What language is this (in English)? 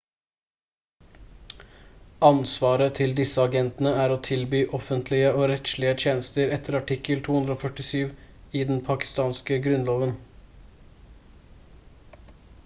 Norwegian Bokmål